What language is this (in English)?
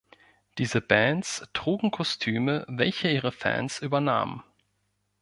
German